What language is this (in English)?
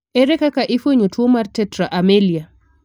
Luo (Kenya and Tanzania)